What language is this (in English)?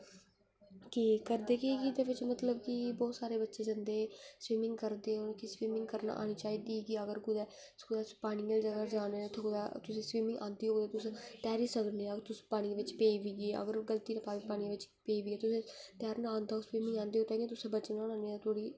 Dogri